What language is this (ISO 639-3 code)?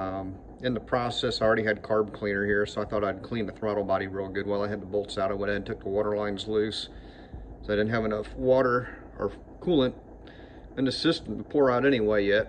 eng